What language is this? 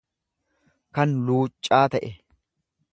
Oromo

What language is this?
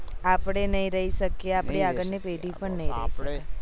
Gujarati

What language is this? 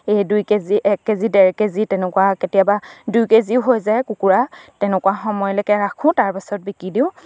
Assamese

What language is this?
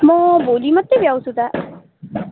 Nepali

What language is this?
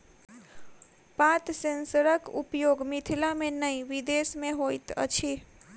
Maithili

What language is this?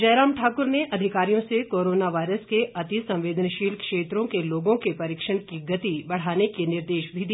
Hindi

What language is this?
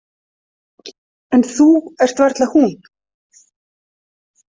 Icelandic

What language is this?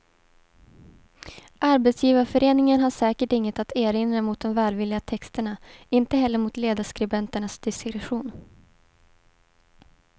Swedish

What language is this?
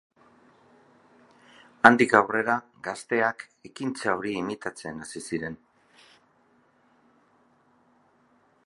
Basque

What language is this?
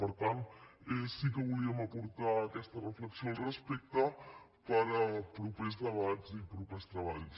Catalan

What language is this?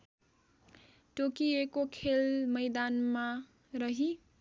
Nepali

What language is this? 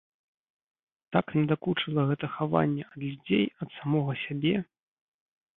Belarusian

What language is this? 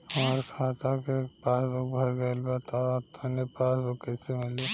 Bhojpuri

